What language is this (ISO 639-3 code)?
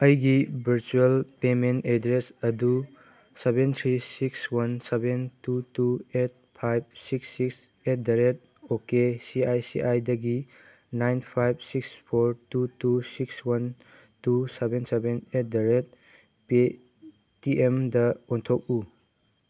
mni